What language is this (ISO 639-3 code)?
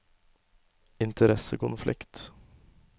nor